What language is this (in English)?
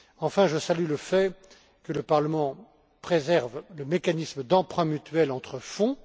French